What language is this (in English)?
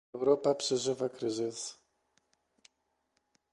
Polish